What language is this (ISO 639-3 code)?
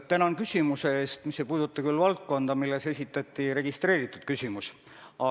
est